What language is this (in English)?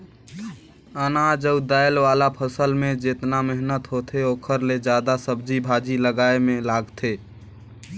Chhattisgarhi